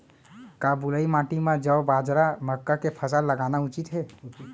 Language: Chhattisgarhi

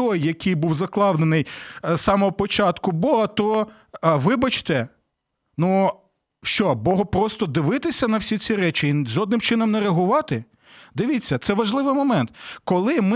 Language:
Ukrainian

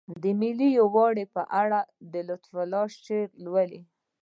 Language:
Pashto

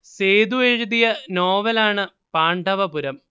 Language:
Malayalam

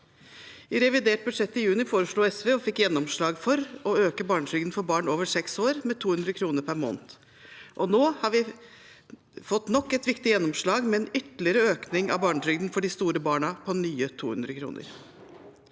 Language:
Norwegian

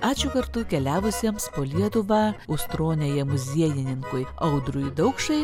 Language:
Lithuanian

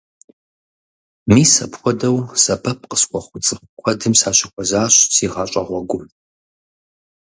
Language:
Kabardian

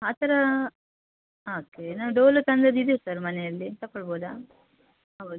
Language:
Kannada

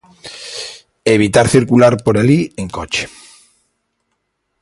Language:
Galician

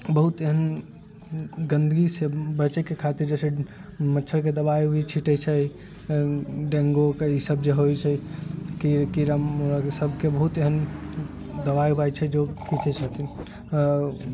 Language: Maithili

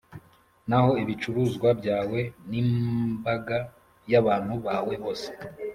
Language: Kinyarwanda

